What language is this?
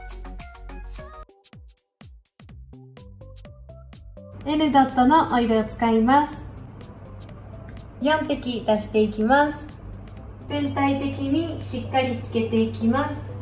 Japanese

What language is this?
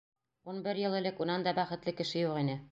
Bashkir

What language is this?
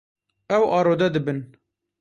Kurdish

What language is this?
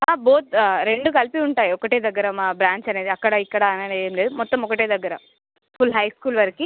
Telugu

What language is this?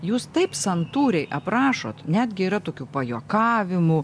Lithuanian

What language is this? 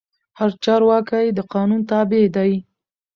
Pashto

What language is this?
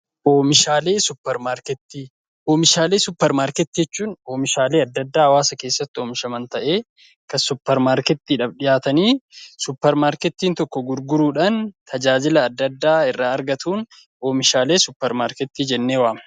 Oromo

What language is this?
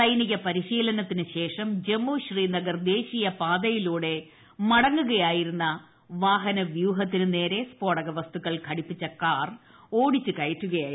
Malayalam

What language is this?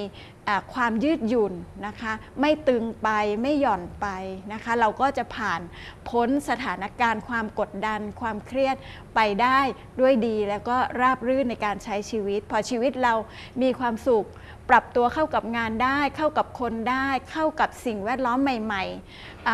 Thai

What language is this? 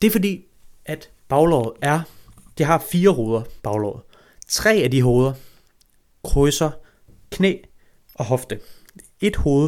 Danish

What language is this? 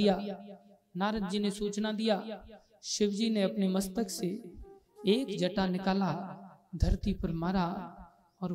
Hindi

